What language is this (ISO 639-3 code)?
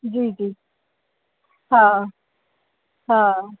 snd